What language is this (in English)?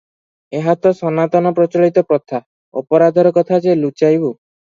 Odia